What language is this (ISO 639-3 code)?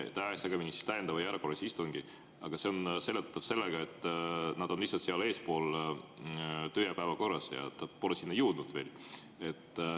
est